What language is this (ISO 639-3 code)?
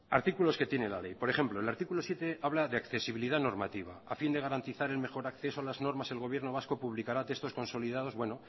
spa